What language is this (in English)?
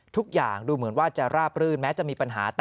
Thai